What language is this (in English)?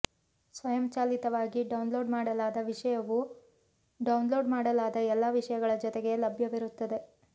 Kannada